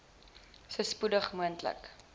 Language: Afrikaans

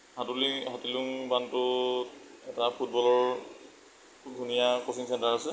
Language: Assamese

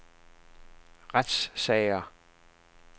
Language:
Danish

